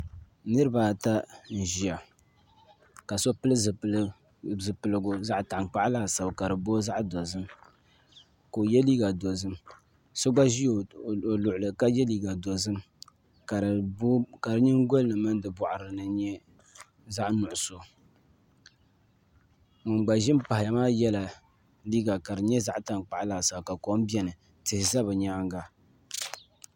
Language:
Dagbani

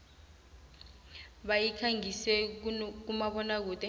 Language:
South Ndebele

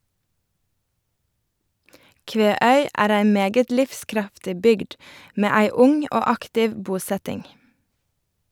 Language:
Norwegian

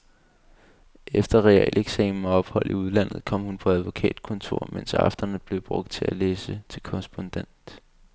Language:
Danish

